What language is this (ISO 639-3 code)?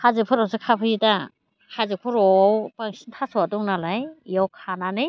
brx